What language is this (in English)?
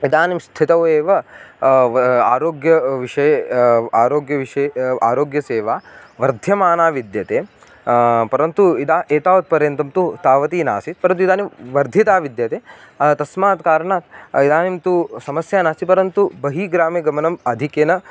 Sanskrit